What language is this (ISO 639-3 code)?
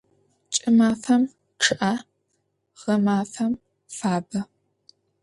ady